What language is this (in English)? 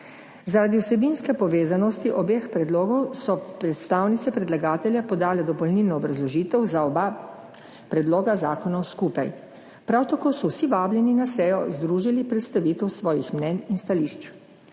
Slovenian